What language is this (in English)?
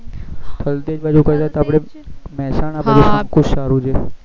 Gujarati